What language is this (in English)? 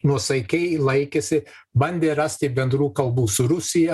Lithuanian